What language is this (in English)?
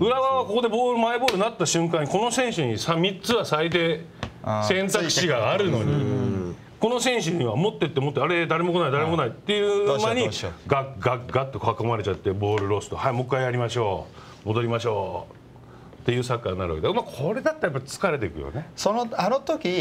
Japanese